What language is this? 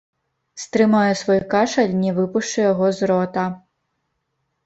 Belarusian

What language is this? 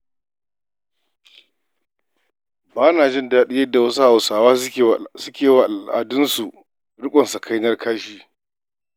Hausa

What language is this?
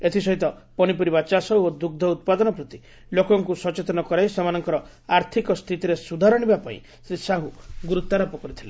Odia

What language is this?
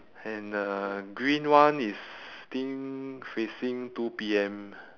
English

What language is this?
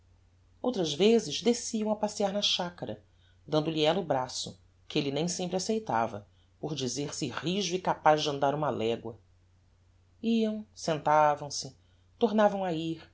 Portuguese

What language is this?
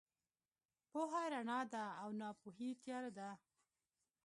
Pashto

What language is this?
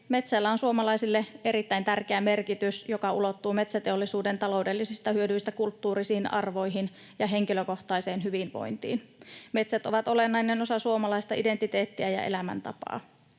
Finnish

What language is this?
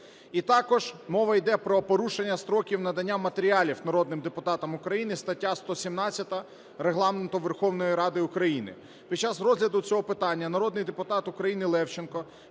Ukrainian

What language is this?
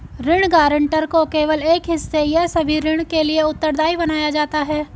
Hindi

